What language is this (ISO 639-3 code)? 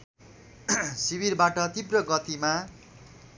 nep